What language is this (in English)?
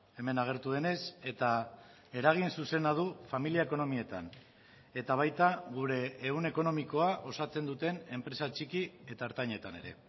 Basque